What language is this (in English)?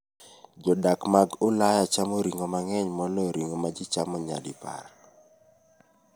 Luo (Kenya and Tanzania)